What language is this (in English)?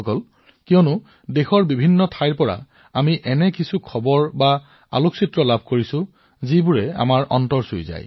Assamese